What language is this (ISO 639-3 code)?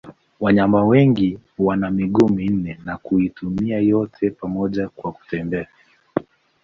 swa